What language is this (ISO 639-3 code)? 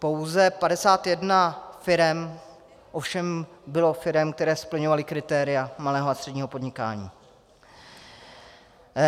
ces